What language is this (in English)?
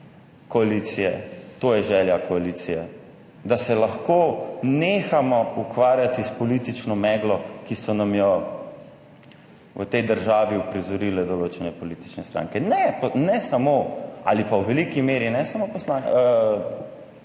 Slovenian